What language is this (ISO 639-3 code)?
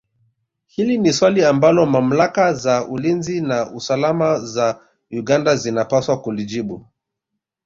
swa